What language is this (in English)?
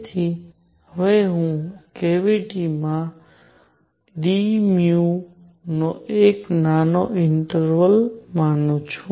Gujarati